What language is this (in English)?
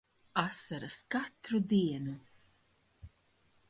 Latvian